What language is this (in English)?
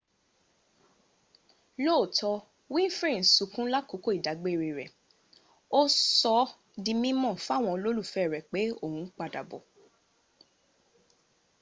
Yoruba